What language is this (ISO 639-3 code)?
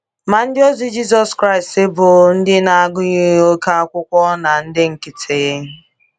ibo